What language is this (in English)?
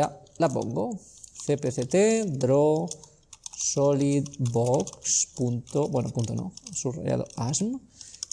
Spanish